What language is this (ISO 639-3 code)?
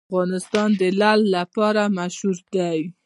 pus